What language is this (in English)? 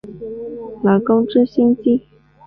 Chinese